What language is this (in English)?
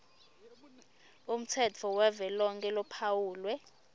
Swati